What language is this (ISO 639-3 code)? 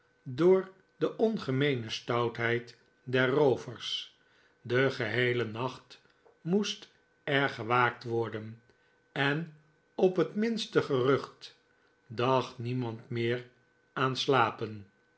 nld